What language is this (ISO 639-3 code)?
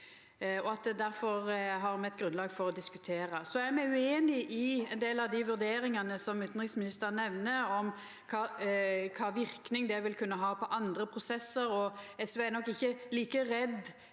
nor